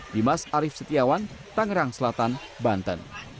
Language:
Indonesian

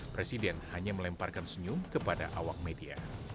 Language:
Indonesian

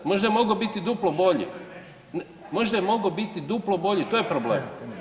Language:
Croatian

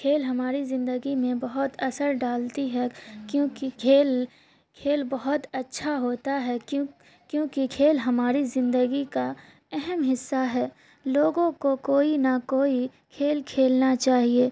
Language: Urdu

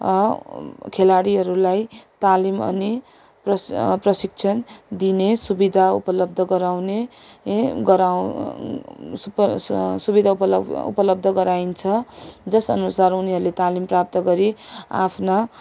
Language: Nepali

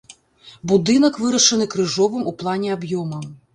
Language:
Belarusian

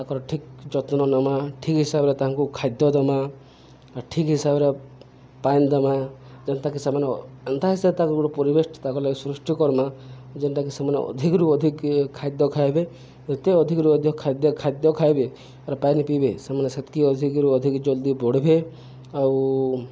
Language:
Odia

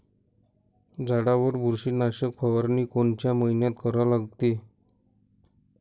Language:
Marathi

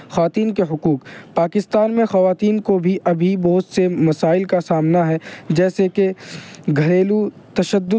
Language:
Urdu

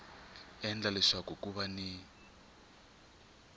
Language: Tsonga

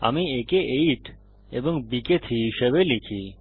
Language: Bangla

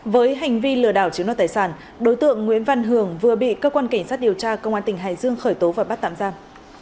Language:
Vietnamese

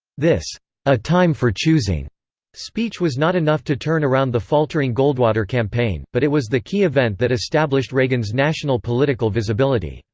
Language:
English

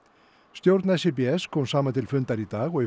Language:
Icelandic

